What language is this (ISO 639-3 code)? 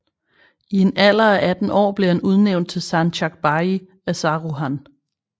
dan